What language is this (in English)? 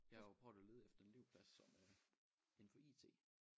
Danish